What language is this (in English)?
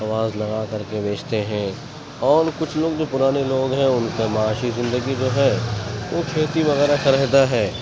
Urdu